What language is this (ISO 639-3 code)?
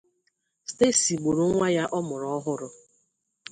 ibo